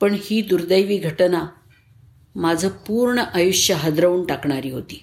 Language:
Marathi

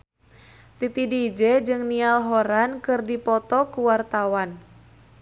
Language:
Sundanese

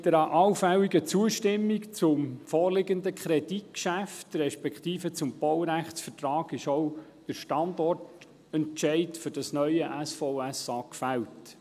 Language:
Swiss German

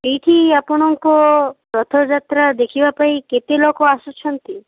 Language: Odia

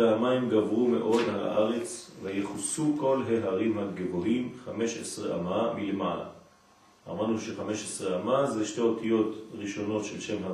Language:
Hebrew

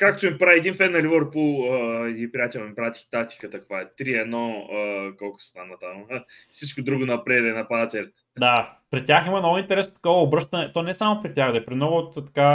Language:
Bulgarian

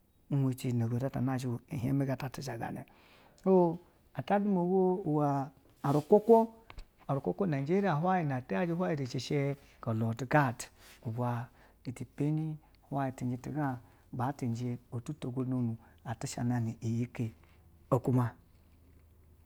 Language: Basa (Nigeria)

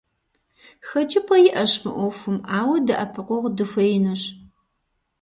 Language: Kabardian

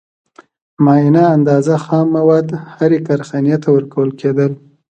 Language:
Pashto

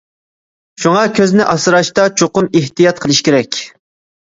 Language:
Uyghur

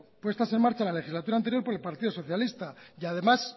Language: Spanish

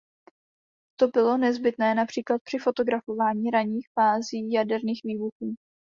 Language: Czech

